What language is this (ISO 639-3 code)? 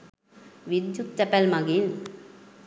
sin